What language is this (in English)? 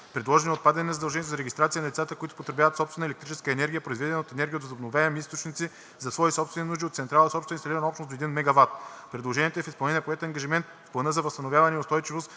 Bulgarian